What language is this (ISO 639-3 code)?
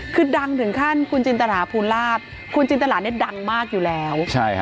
tha